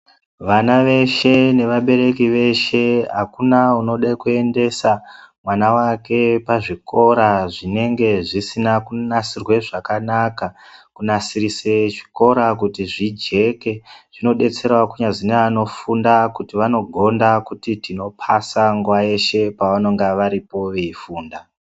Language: Ndau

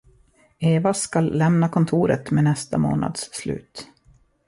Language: Swedish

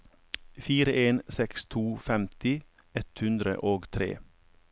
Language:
Norwegian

